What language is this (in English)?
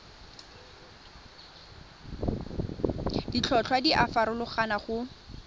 Tswana